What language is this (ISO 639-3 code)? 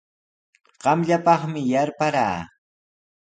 qws